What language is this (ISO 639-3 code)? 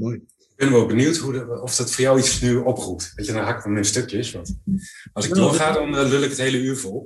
nld